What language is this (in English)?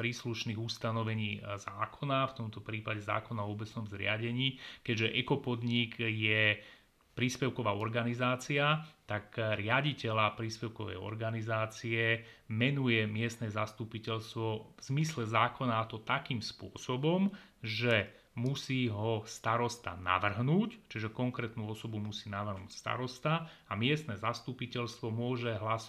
Slovak